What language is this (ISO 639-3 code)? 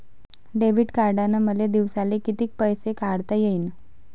mar